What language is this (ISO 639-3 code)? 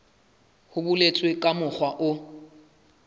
sot